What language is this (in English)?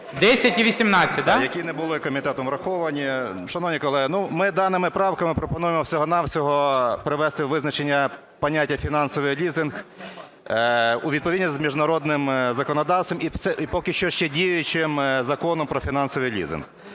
Ukrainian